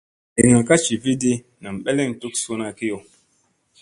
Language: Musey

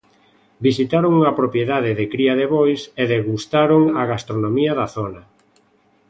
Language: Galician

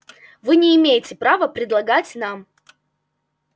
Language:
Russian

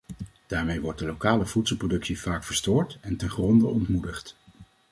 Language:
Dutch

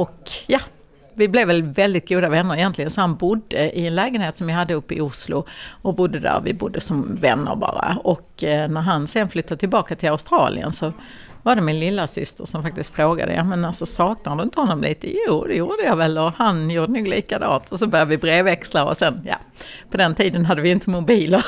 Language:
Swedish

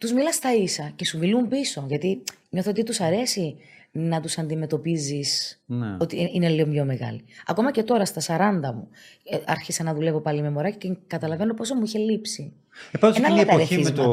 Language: Greek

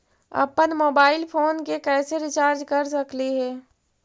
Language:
Magahi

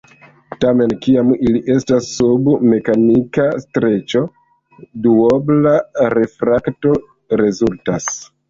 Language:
Esperanto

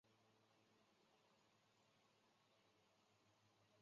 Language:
Chinese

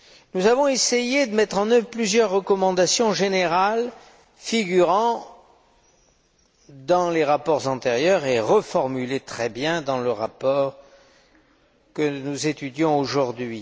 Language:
French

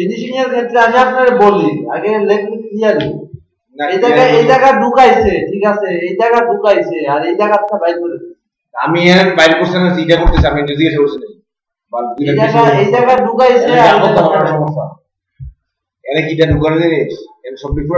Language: Bangla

